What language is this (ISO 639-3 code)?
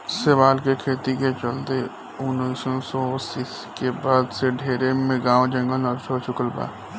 bho